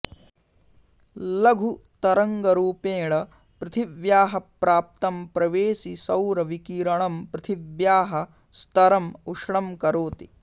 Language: Sanskrit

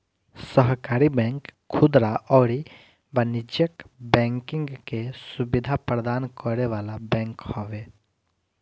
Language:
Bhojpuri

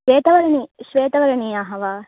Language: Sanskrit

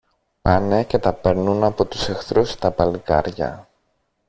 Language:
Greek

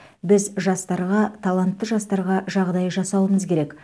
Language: Kazakh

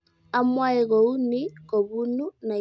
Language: Kalenjin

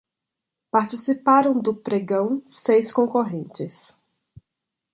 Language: Portuguese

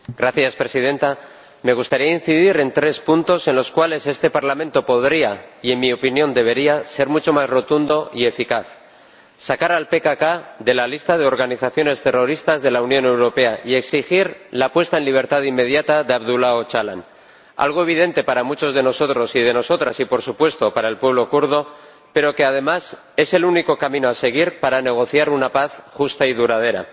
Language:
Spanish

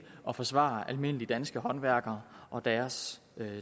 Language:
Danish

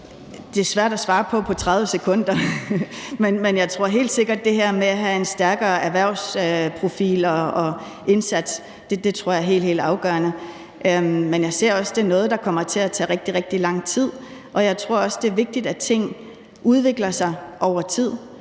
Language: Danish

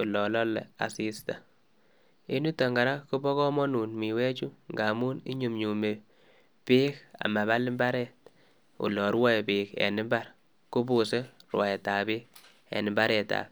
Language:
Kalenjin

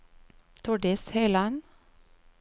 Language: Norwegian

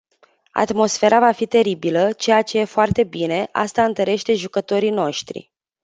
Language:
Romanian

